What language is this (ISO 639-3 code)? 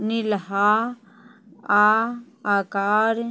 mai